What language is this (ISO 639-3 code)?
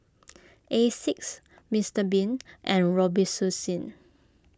eng